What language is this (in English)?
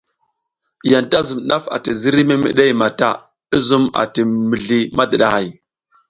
South Giziga